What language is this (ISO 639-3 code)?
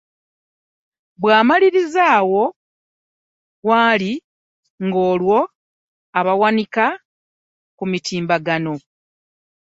lug